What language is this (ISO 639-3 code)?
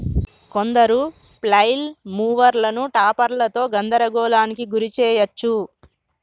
tel